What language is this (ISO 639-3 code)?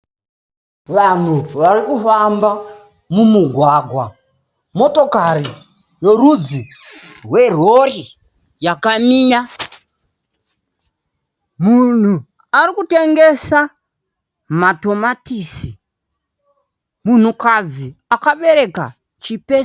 sna